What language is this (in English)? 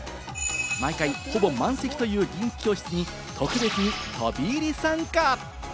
Japanese